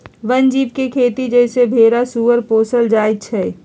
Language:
Magahi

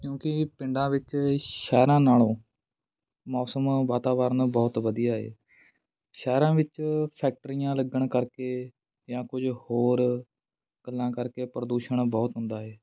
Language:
Punjabi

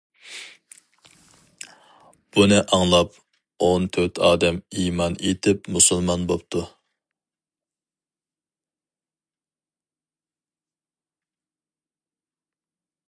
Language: Uyghur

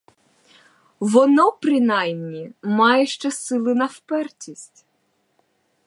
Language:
Ukrainian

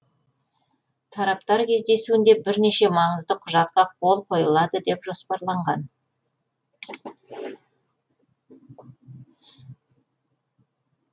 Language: Kazakh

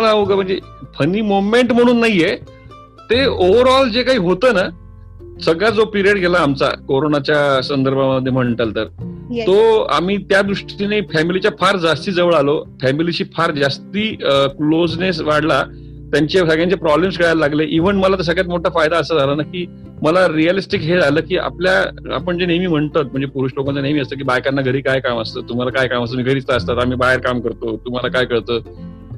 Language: Marathi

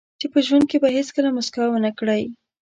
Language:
Pashto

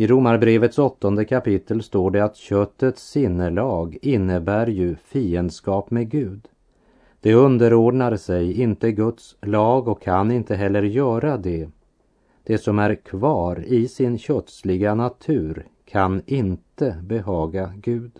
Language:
Swedish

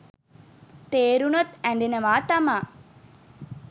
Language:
Sinhala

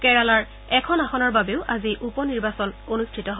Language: Assamese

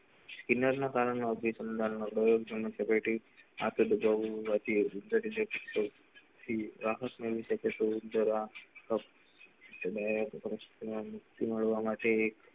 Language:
Gujarati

